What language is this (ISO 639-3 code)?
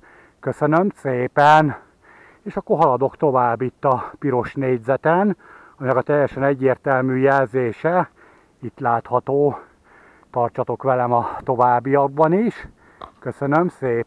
hun